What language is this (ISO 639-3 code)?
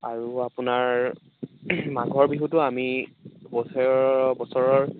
asm